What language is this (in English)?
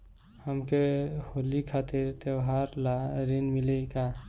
Bhojpuri